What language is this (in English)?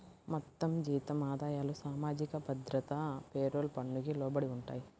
Telugu